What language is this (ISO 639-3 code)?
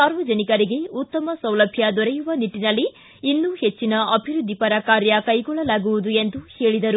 kan